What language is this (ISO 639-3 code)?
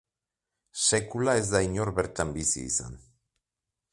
eus